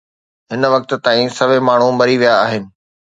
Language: Sindhi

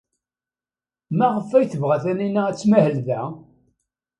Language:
Kabyle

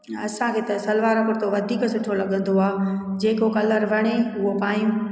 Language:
Sindhi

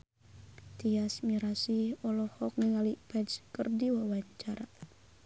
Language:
Sundanese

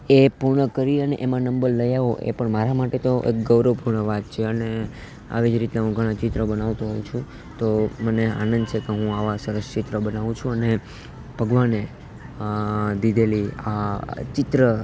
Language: Gujarati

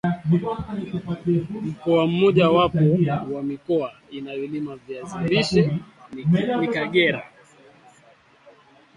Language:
Swahili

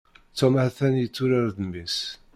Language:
Kabyle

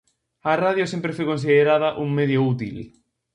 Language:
Galician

